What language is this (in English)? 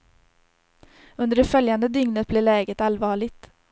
Swedish